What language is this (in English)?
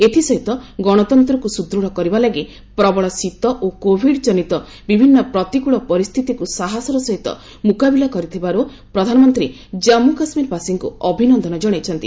Odia